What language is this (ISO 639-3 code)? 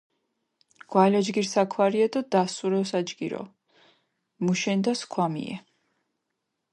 xmf